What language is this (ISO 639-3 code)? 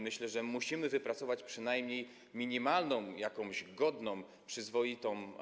pol